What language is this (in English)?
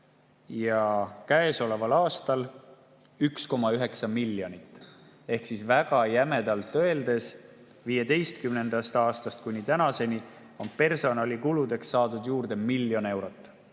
Estonian